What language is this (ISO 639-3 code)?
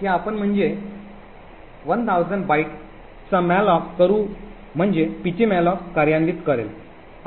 mar